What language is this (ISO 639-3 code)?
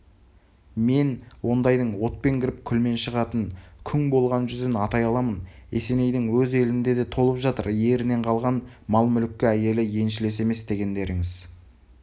kaz